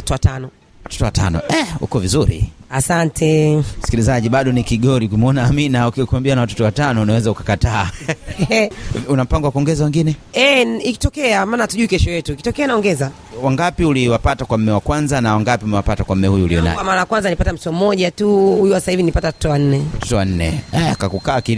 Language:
Swahili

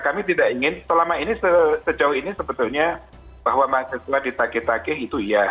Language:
Indonesian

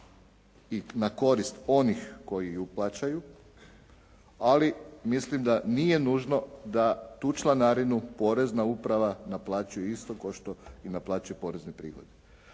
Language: Croatian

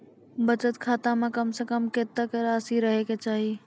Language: Maithili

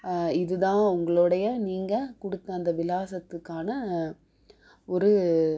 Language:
Tamil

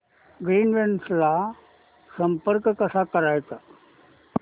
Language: Marathi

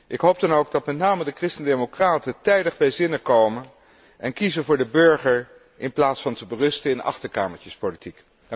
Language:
Dutch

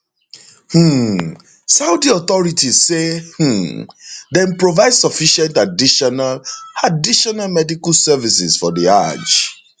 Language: Nigerian Pidgin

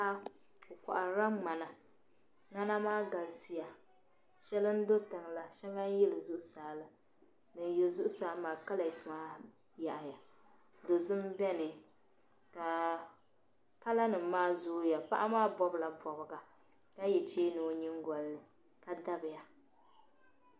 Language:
Dagbani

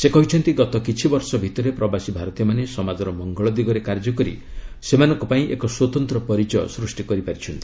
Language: Odia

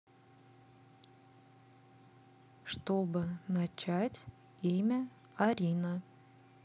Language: Russian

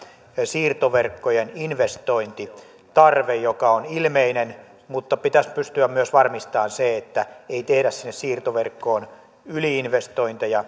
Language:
Finnish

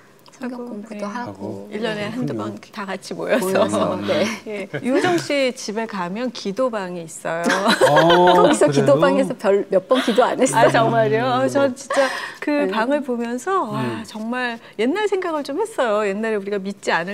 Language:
Korean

